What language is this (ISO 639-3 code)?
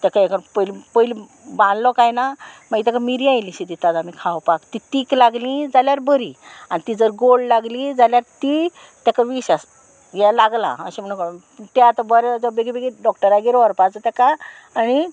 kok